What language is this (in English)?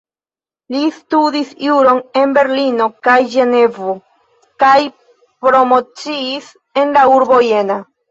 Esperanto